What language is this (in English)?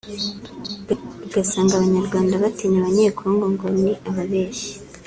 Kinyarwanda